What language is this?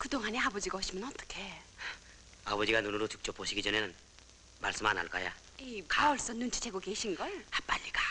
Korean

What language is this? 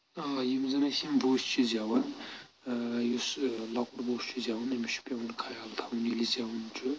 Kashmiri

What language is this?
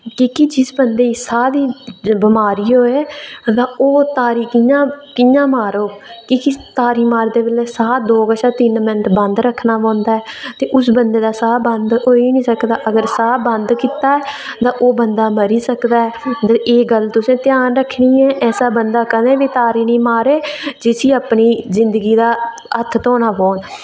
Dogri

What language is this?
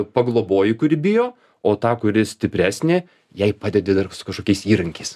Lithuanian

